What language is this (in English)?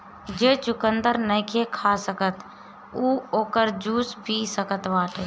Bhojpuri